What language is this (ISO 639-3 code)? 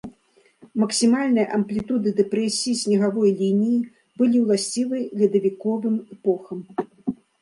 bel